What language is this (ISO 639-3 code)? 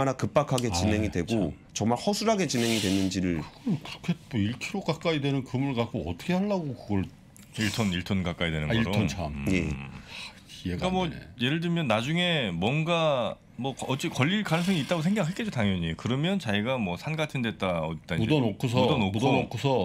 kor